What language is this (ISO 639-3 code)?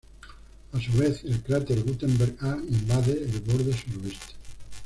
spa